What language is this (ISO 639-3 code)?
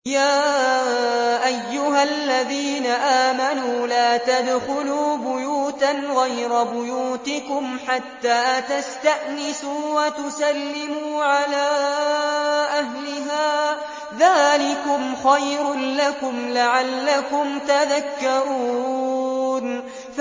ara